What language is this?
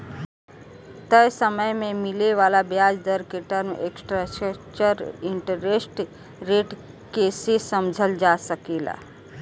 Bhojpuri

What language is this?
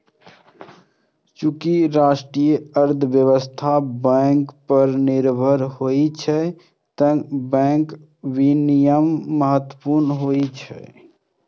Maithili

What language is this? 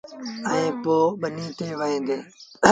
Sindhi Bhil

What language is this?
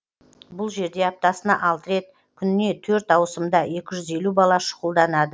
Kazakh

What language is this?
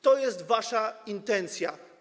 Polish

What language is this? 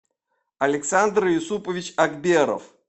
Russian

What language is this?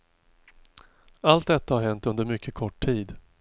Swedish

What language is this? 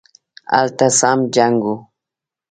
Pashto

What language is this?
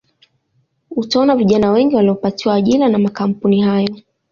Swahili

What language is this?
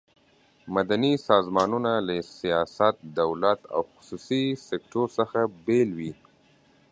Pashto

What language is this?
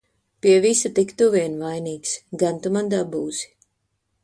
Latvian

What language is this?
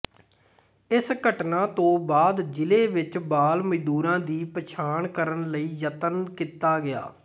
Punjabi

